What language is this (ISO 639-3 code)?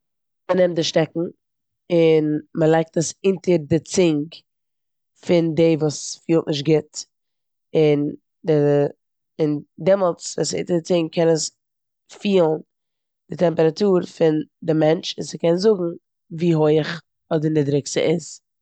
yid